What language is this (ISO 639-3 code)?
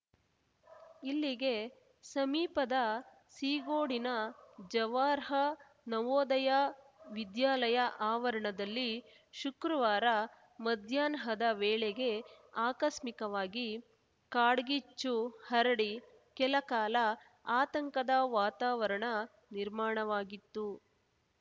kan